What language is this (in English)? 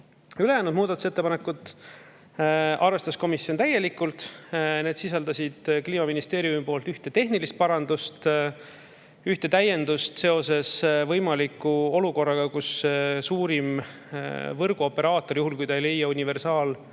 Estonian